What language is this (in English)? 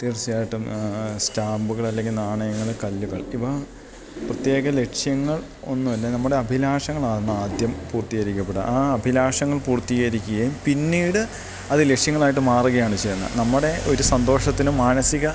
Malayalam